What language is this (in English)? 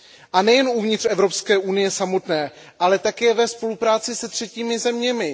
Czech